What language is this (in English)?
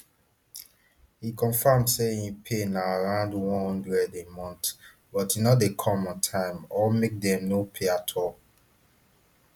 Nigerian Pidgin